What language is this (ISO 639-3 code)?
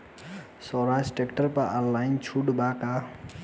bho